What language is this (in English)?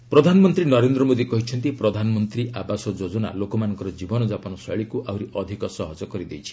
Odia